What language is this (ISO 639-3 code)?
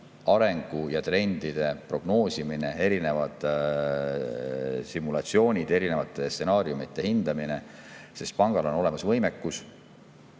est